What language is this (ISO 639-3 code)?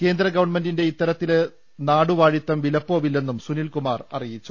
mal